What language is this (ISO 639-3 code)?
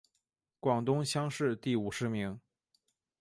zho